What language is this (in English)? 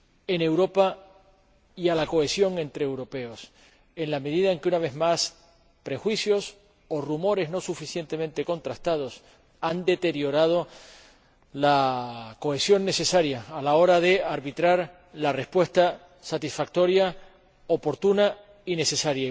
Spanish